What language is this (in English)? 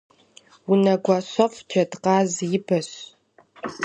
Kabardian